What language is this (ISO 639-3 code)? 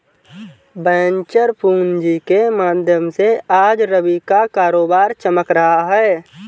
hin